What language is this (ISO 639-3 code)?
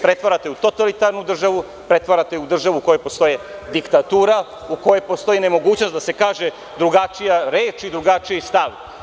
srp